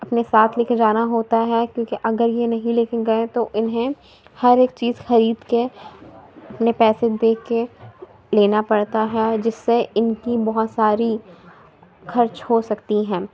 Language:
Urdu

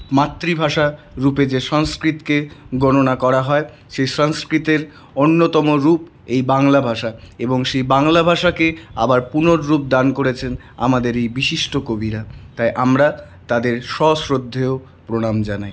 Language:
Bangla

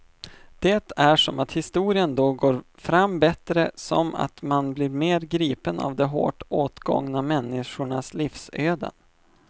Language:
Swedish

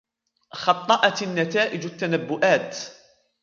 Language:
Arabic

